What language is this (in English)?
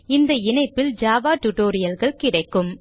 Tamil